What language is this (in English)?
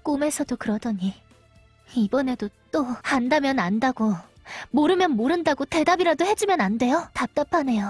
Korean